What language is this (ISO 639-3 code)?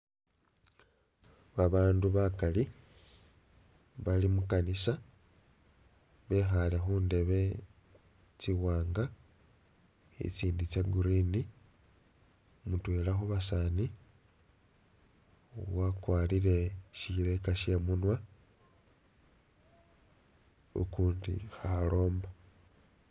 myx